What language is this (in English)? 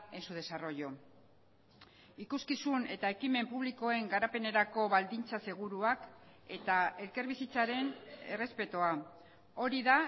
Basque